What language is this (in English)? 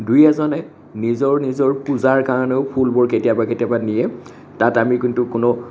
Assamese